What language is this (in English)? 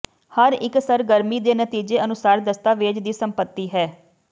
Punjabi